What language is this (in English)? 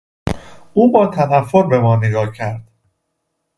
Persian